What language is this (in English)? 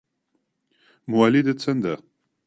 Central Kurdish